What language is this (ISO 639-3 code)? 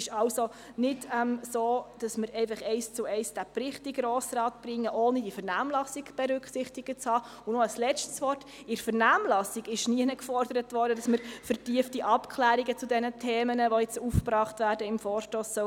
gsw